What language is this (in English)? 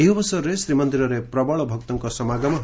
Odia